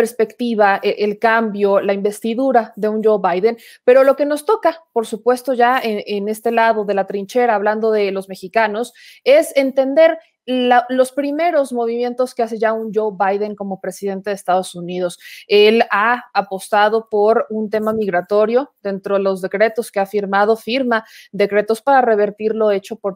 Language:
Spanish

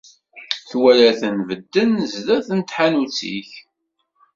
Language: Kabyle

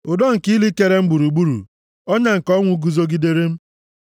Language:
Igbo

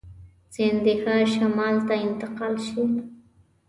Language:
Pashto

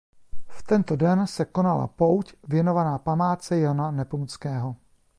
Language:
Czech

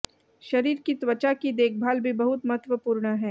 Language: Hindi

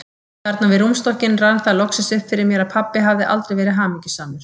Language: Icelandic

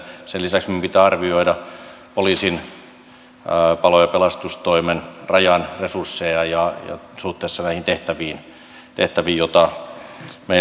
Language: Finnish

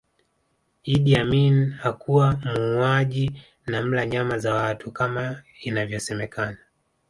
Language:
Swahili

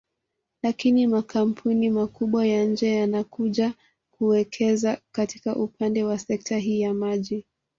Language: Swahili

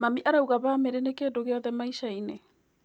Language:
Kikuyu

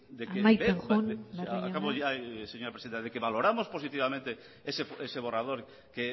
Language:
Spanish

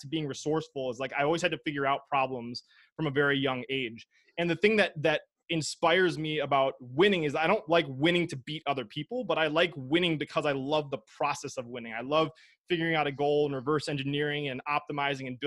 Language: English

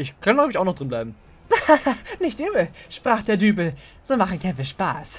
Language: German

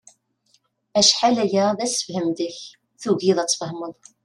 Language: Kabyle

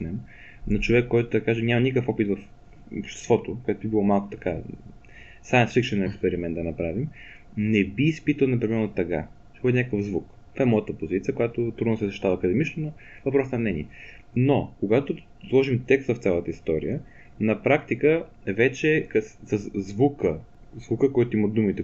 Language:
Bulgarian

